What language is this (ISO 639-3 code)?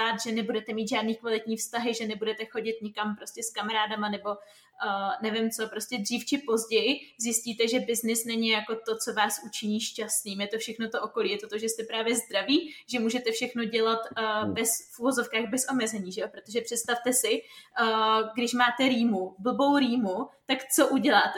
ces